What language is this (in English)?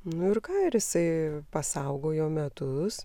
Lithuanian